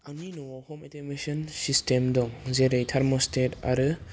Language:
Bodo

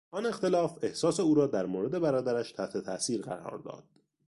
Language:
Persian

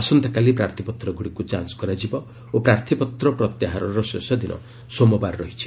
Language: Odia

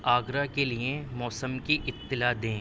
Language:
Urdu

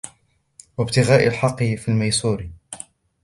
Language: Arabic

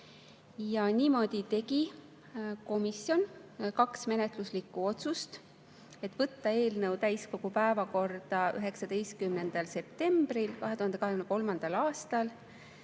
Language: Estonian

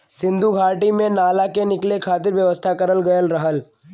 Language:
Bhojpuri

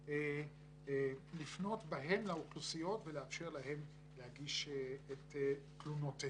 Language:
Hebrew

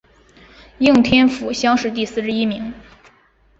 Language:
Chinese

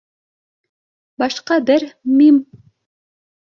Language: Bashkir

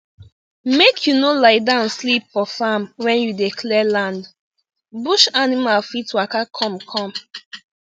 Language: Nigerian Pidgin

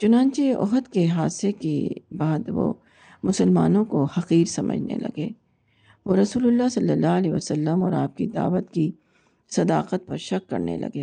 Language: Urdu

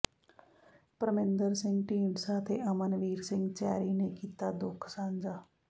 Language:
Punjabi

